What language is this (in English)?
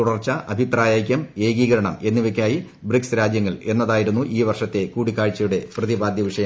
Malayalam